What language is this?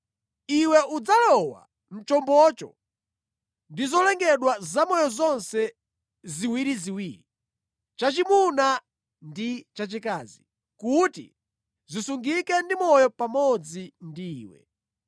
Nyanja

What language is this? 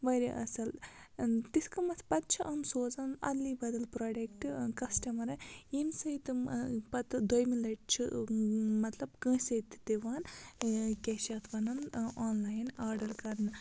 Kashmiri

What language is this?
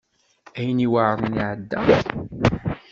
Kabyle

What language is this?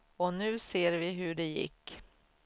Swedish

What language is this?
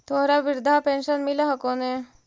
Magahi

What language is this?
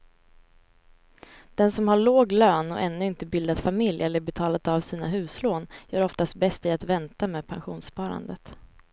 Swedish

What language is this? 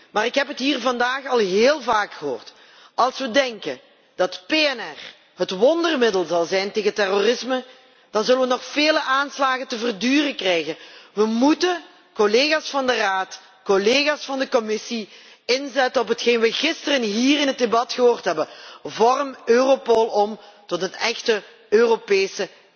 Dutch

